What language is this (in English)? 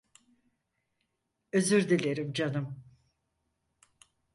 Turkish